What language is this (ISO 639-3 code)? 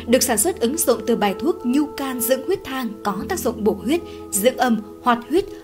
vie